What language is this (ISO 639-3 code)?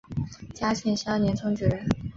zho